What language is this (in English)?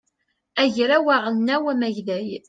Kabyle